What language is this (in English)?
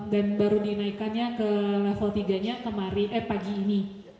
Indonesian